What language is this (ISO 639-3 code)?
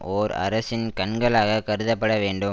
tam